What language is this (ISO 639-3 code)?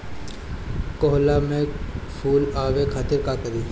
bho